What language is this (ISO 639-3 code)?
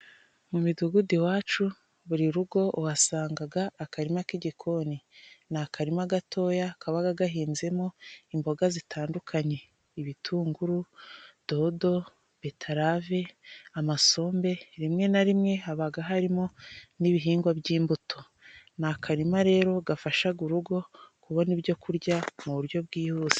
kin